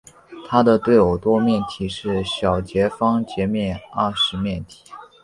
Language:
Chinese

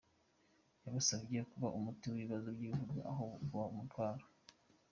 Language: Kinyarwanda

